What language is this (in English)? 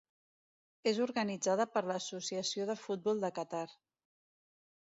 Catalan